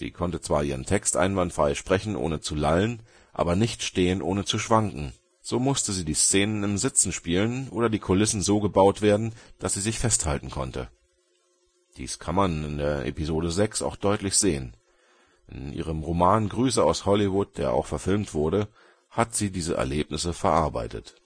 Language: German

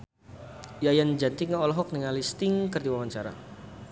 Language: Sundanese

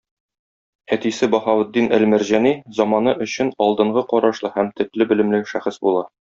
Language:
Tatar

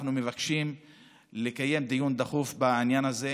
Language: Hebrew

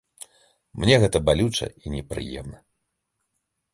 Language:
Belarusian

